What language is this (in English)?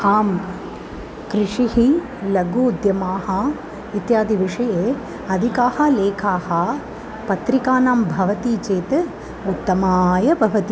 Sanskrit